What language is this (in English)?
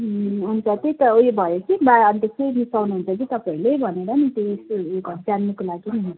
Nepali